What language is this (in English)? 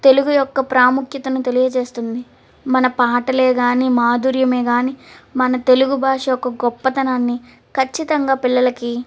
Telugu